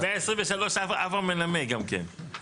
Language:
Hebrew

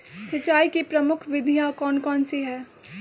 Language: Magahi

